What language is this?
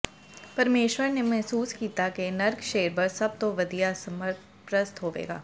Punjabi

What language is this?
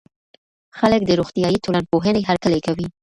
Pashto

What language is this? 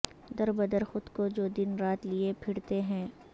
Urdu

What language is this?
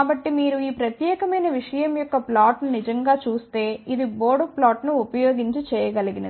Telugu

